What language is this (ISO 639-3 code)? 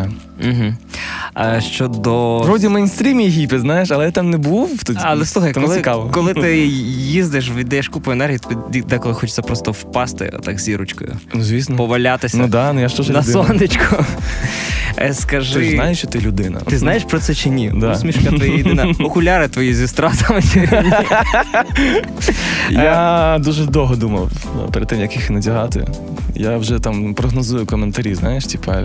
ukr